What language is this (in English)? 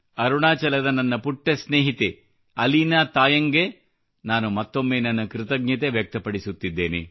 Kannada